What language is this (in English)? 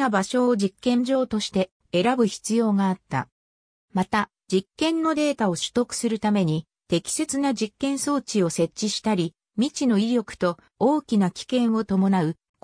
Japanese